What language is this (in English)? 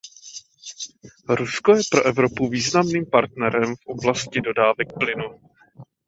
Czech